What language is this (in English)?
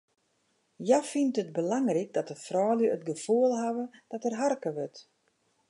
Western Frisian